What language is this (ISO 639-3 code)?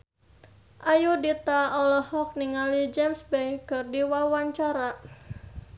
sun